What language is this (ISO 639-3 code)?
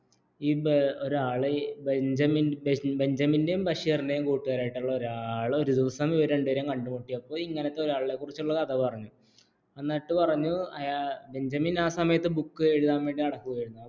mal